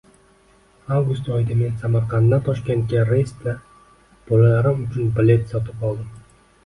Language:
Uzbek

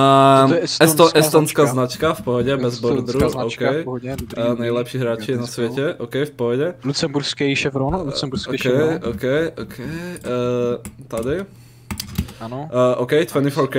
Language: Czech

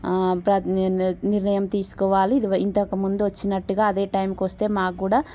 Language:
Telugu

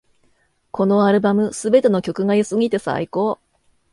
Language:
Japanese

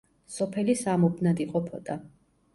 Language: Georgian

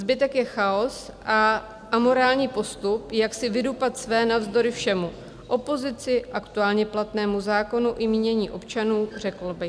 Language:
Czech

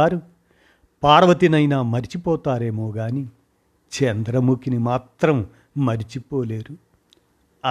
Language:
Telugu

